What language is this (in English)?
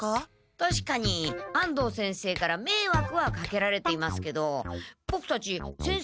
Japanese